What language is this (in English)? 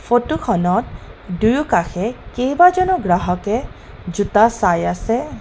Assamese